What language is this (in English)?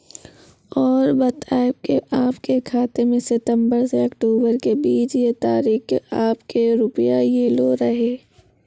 Maithili